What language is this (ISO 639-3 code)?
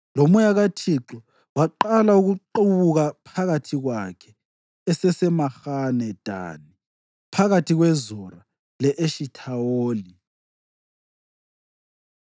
nde